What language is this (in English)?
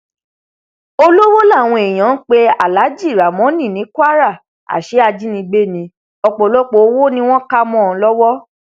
Yoruba